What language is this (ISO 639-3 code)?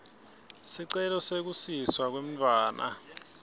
ssw